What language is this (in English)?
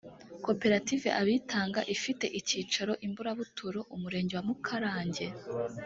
Kinyarwanda